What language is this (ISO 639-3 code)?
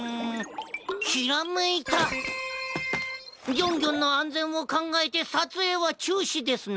jpn